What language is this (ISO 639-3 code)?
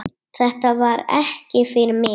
isl